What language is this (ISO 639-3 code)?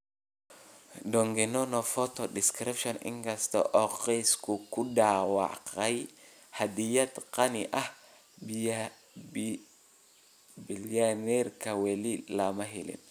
som